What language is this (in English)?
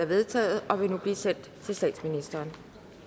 Danish